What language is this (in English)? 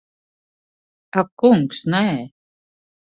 Latvian